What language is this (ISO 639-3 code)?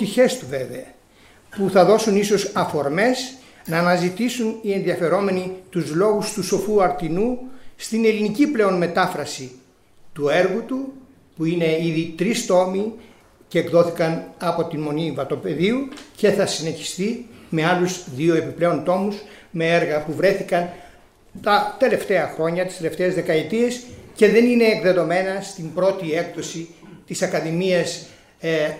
ell